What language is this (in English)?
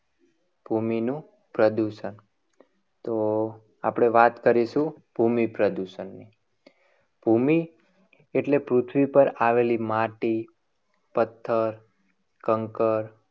Gujarati